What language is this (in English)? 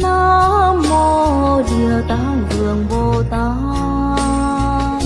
Vietnamese